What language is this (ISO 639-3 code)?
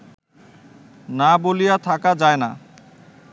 ben